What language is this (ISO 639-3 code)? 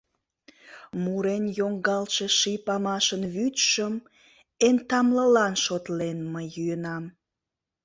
chm